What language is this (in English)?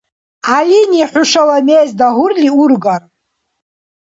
Dargwa